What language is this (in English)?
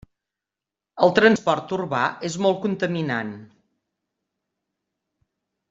Catalan